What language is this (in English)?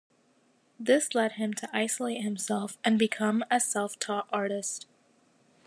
English